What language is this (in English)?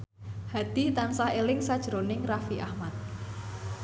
Javanese